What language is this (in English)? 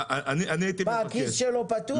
Hebrew